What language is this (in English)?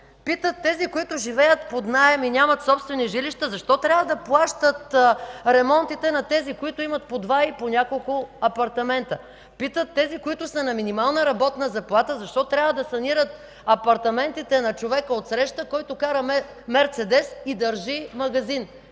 Bulgarian